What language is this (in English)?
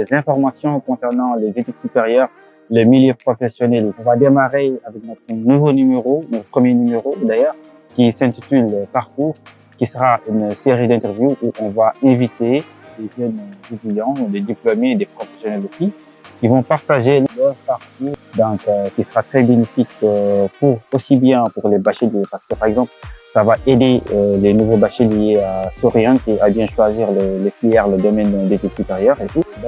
French